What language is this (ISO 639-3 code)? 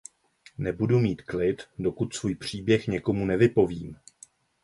ces